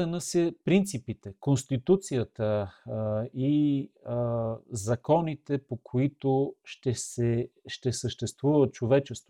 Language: Bulgarian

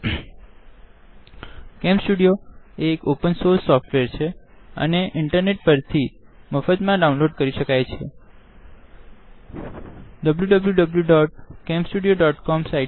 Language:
Gujarati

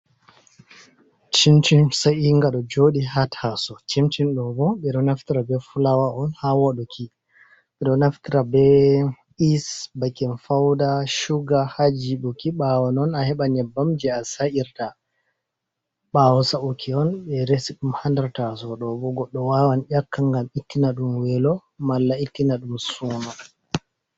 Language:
Fula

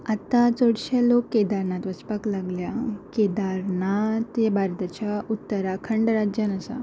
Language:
Konkani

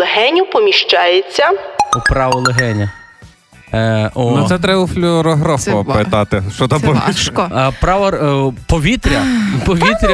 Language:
Ukrainian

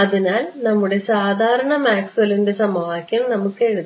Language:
Malayalam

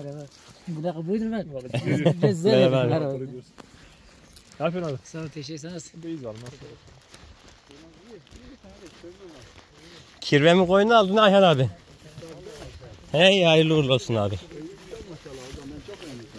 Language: Turkish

